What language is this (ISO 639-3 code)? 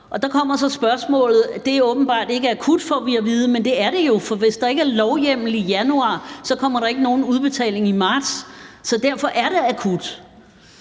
dan